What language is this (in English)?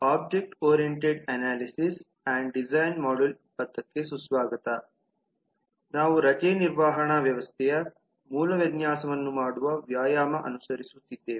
Kannada